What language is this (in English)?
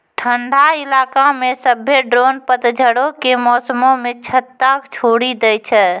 Maithili